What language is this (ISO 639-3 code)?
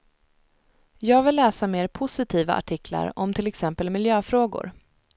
swe